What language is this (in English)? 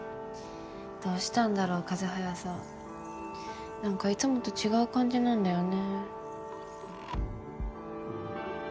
Japanese